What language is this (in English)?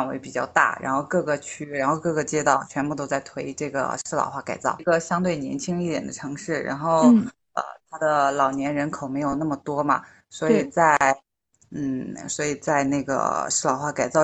Chinese